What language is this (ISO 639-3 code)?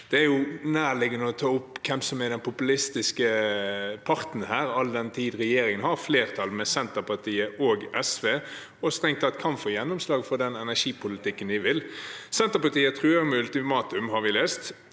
nor